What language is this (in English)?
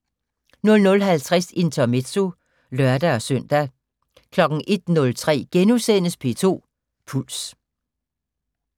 Danish